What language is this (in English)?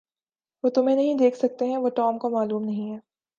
Urdu